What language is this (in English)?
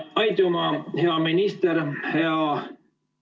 Estonian